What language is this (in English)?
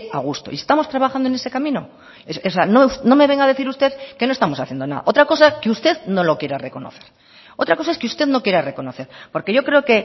Spanish